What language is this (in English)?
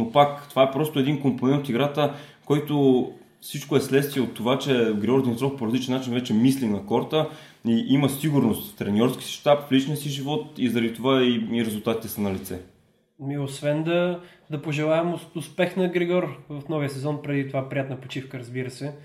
Bulgarian